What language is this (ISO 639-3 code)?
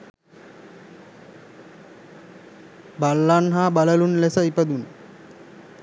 sin